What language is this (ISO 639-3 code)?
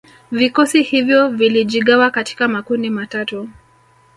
swa